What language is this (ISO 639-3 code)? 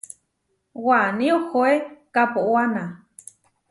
var